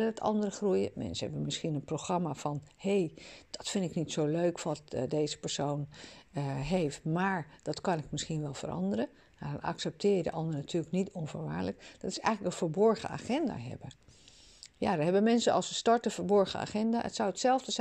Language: Dutch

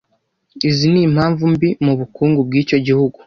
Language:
Kinyarwanda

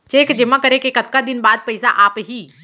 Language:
Chhattisgarhi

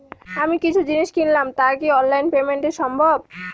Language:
Bangla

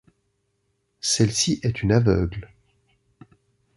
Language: French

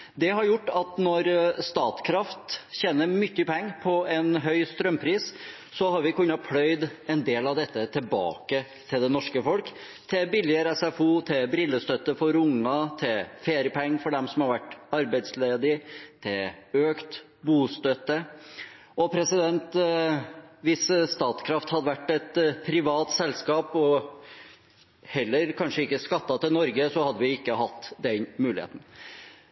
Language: Norwegian Bokmål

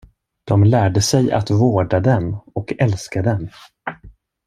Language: Swedish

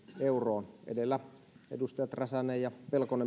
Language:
Finnish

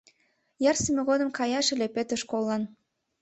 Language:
Mari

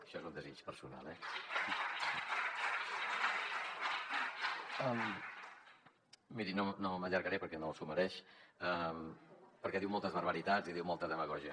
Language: Catalan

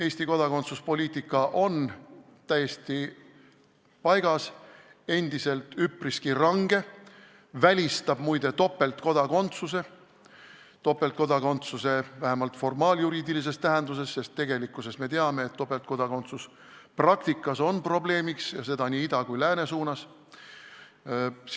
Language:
Estonian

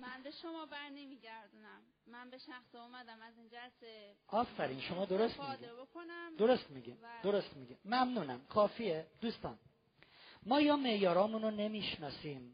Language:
Persian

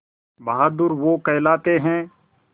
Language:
Hindi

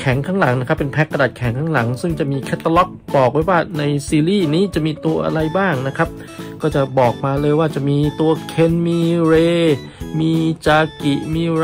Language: Thai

